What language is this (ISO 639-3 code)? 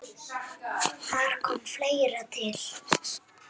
isl